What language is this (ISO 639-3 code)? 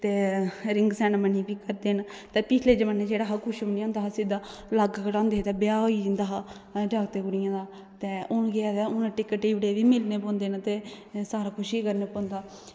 doi